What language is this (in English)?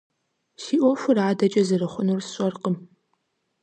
Kabardian